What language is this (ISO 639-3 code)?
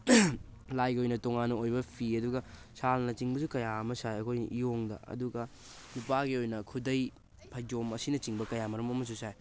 mni